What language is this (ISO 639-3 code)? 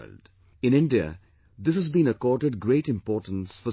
eng